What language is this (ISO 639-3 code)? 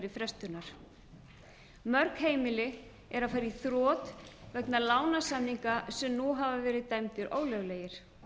isl